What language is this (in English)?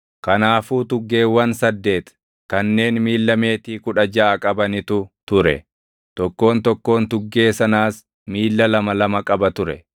Oromo